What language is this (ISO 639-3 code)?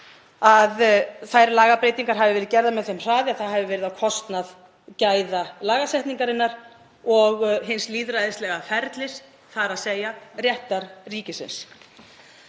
isl